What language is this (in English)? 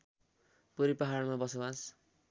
Nepali